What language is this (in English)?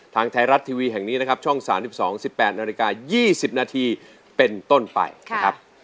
Thai